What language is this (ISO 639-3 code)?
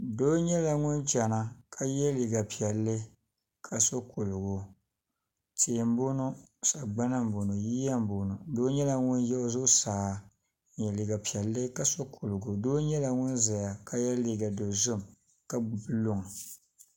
dag